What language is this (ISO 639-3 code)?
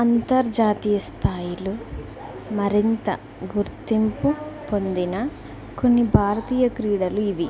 tel